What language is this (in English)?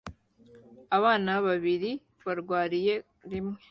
Kinyarwanda